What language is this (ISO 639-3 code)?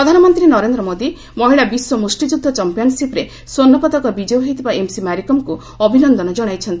ori